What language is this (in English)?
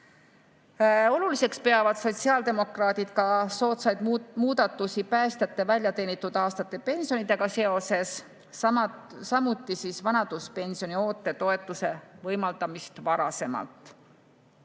Estonian